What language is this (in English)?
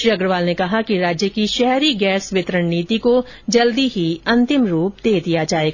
Hindi